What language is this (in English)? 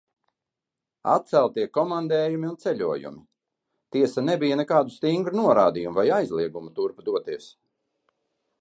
Latvian